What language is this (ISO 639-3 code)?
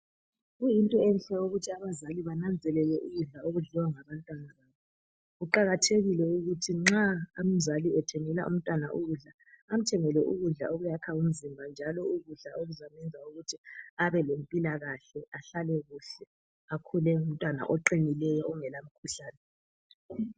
nde